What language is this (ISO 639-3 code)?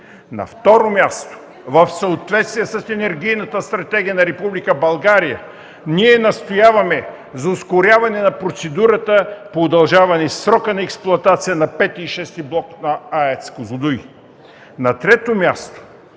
bul